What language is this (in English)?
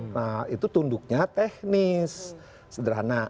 Indonesian